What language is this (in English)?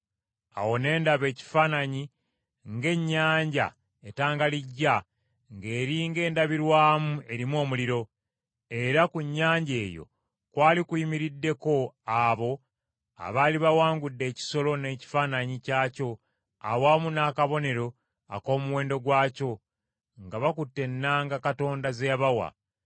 Ganda